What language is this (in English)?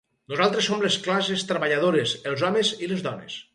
Catalan